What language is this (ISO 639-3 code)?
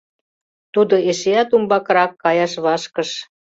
chm